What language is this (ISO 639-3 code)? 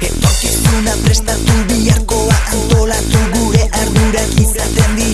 spa